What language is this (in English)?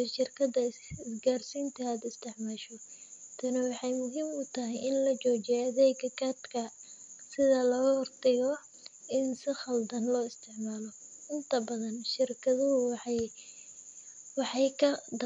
Somali